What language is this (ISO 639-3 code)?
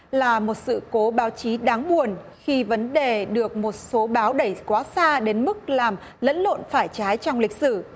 vie